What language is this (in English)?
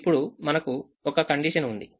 Telugu